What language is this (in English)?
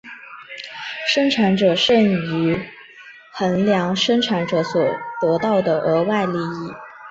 Chinese